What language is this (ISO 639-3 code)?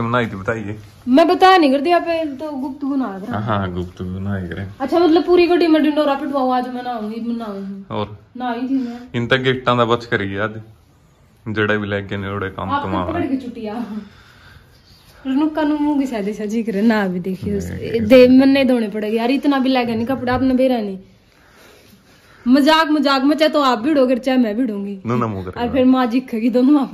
hin